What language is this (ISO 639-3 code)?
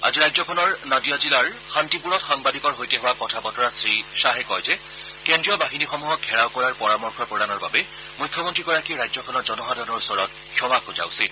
asm